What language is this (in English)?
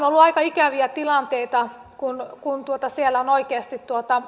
Finnish